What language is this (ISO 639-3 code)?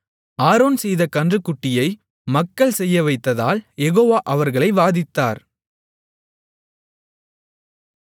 tam